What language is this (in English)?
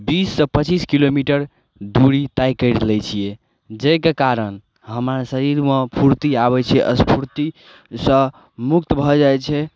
Maithili